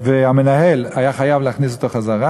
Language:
Hebrew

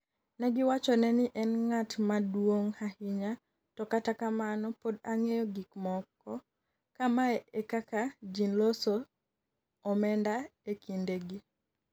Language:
Luo (Kenya and Tanzania)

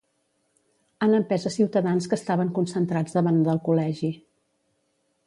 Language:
Catalan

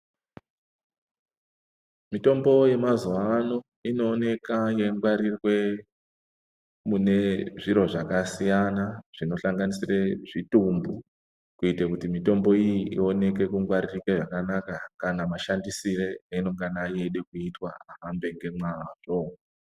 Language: Ndau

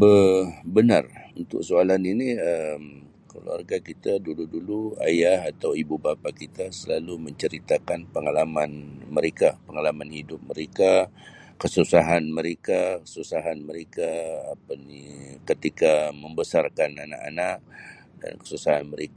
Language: Sabah Malay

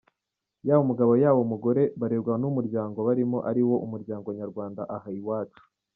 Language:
Kinyarwanda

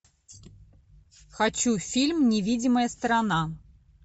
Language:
Russian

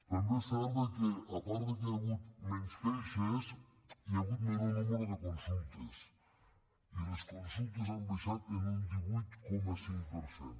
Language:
Catalan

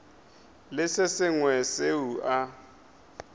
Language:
Northern Sotho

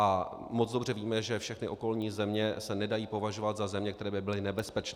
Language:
Czech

